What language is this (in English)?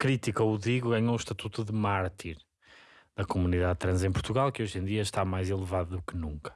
Portuguese